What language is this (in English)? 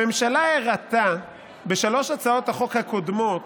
Hebrew